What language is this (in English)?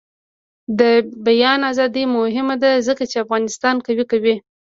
Pashto